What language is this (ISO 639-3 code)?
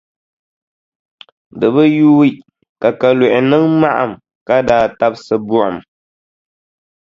dag